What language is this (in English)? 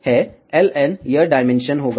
Hindi